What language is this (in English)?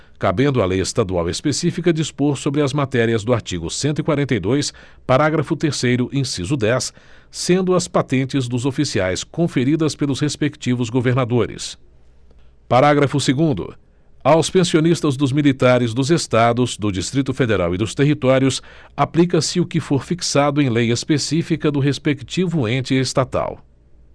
Portuguese